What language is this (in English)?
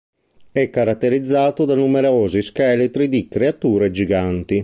Italian